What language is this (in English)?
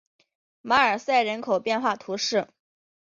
Chinese